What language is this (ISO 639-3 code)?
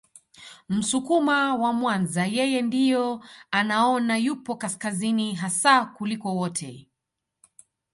swa